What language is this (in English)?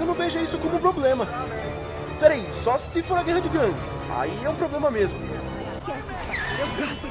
Portuguese